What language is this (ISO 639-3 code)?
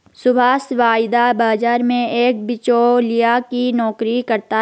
hin